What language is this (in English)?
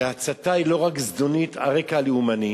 Hebrew